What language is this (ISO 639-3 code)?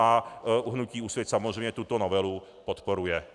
ces